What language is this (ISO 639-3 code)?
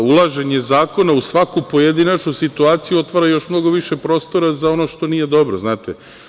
srp